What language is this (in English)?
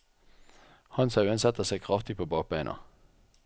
Norwegian